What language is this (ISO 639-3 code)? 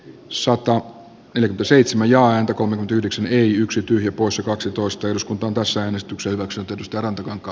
fin